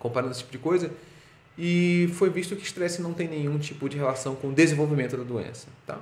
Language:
Portuguese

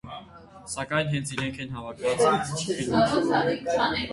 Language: Armenian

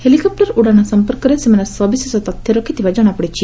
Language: Odia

